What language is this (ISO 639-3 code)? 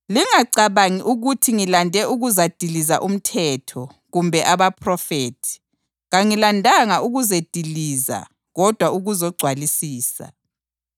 nde